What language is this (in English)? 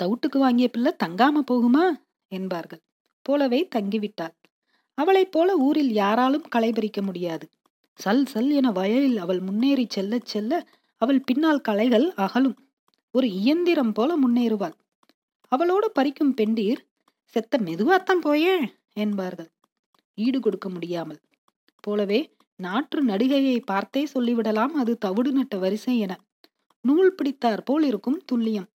Tamil